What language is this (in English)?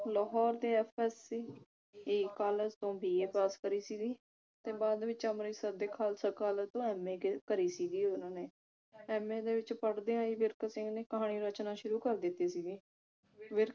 Punjabi